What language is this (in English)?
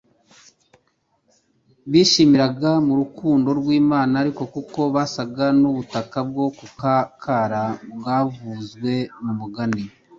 Kinyarwanda